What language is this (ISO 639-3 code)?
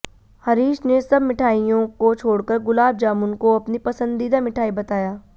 hin